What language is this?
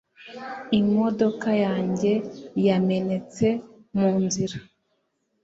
Kinyarwanda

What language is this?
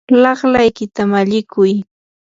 Yanahuanca Pasco Quechua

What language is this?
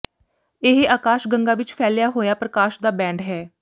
Punjabi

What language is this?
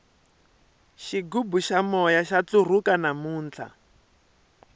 Tsonga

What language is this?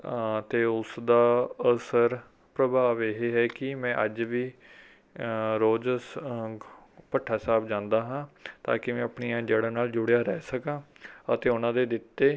Punjabi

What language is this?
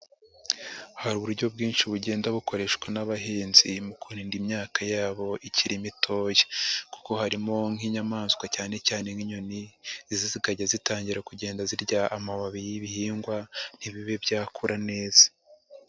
Kinyarwanda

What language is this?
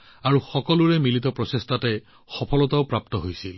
Assamese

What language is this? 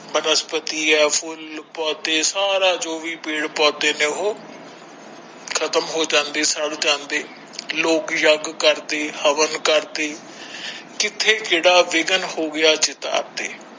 Punjabi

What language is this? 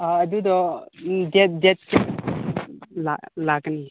Manipuri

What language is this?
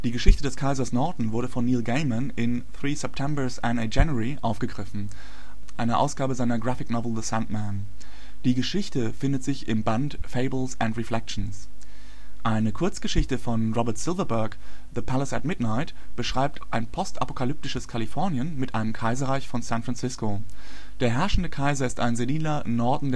German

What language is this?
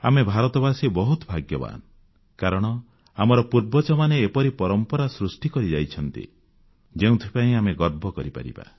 Odia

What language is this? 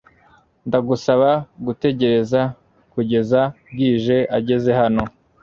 Kinyarwanda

